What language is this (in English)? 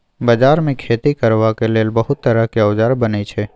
Maithili